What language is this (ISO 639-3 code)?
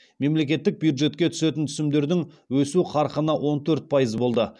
kaz